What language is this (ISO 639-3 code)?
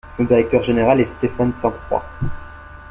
fra